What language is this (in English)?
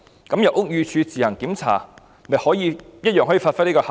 Cantonese